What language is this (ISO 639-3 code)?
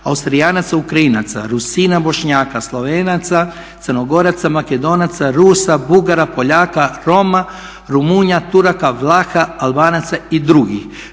hrv